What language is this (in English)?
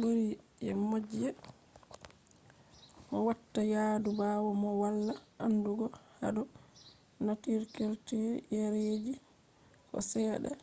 Fula